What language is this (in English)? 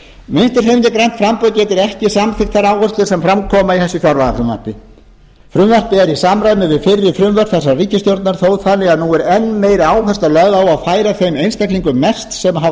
Icelandic